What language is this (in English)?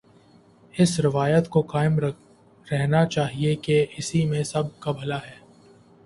Urdu